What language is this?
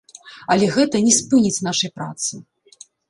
Belarusian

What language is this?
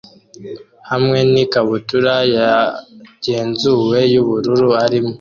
Kinyarwanda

